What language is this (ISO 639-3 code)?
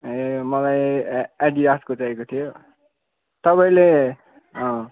nep